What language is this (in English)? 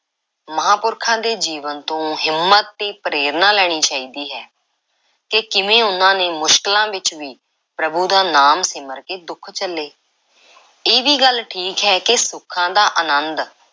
Punjabi